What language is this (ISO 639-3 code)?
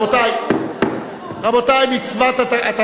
heb